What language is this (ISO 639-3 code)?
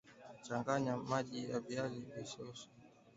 swa